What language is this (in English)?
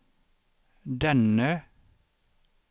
Swedish